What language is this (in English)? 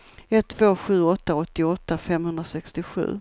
Swedish